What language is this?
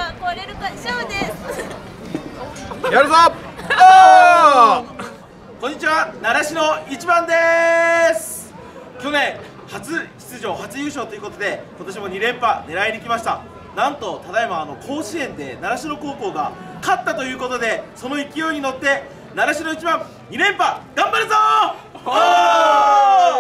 Japanese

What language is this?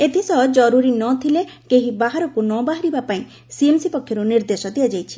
Odia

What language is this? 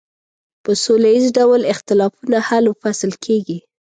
Pashto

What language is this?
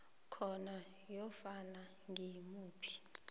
South Ndebele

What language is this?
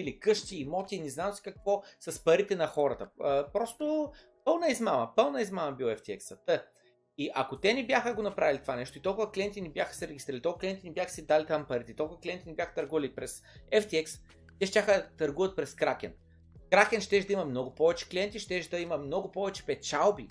Bulgarian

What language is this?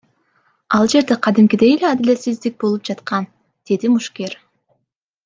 Kyrgyz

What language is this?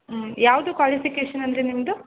Kannada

